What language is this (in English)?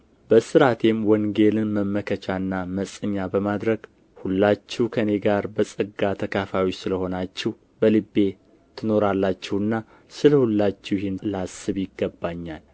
Amharic